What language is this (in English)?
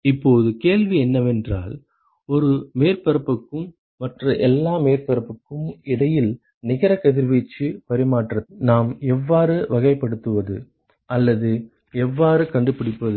Tamil